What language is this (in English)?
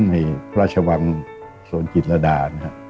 Thai